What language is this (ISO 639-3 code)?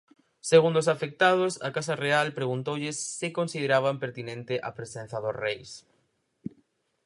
glg